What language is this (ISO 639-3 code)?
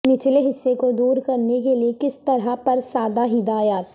urd